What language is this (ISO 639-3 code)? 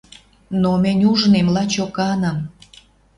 mrj